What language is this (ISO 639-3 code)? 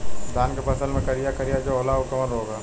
bho